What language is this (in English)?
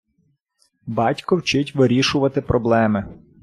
Ukrainian